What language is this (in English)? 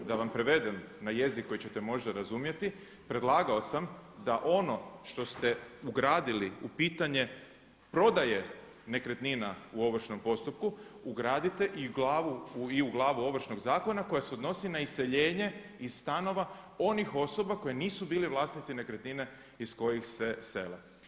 Croatian